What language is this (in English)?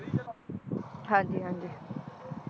Punjabi